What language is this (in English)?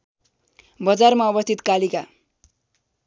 Nepali